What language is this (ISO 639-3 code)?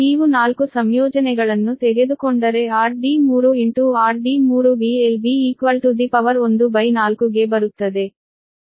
kan